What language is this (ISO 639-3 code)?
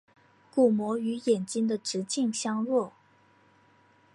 zho